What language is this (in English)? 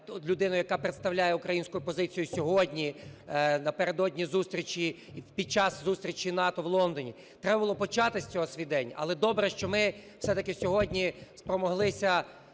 Ukrainian